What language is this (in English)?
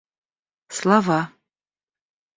Russian